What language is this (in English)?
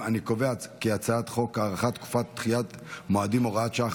Hebrew